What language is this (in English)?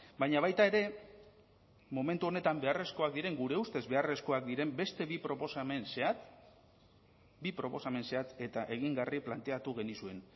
Basque